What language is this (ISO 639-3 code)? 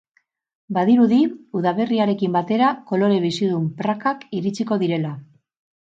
eus